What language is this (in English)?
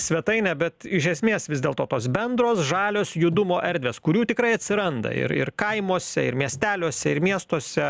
Lithuanian